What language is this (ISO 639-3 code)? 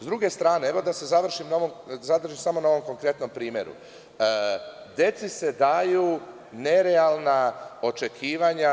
srp